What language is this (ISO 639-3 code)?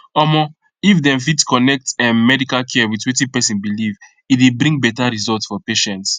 pcm